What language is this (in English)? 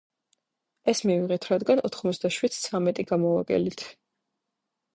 Georgian